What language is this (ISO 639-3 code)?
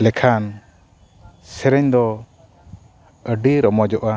sat